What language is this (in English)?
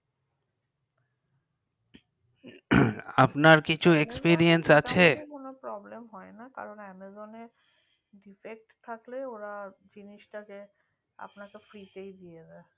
Bangla